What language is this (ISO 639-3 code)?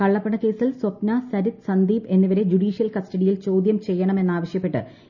mal